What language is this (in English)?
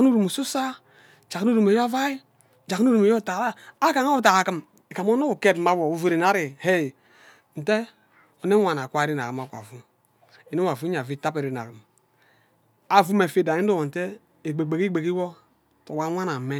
Ubaghara